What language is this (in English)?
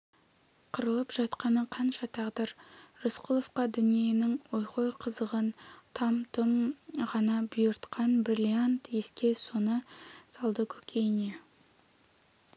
Kazakh